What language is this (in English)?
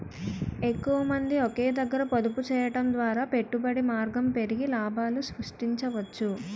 Telugu